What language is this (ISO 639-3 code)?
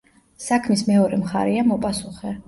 kat